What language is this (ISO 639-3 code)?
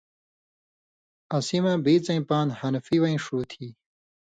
mvy